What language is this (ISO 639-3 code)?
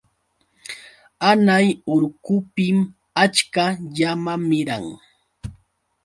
qux